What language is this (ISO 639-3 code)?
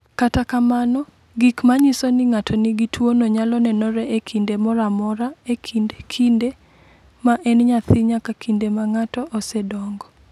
luo